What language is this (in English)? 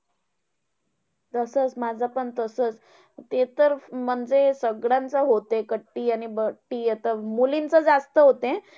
Marathi